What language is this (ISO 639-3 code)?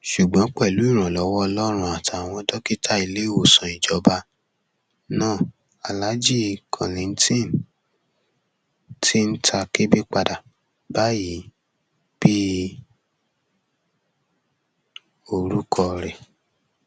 yor